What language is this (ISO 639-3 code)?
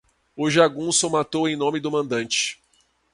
por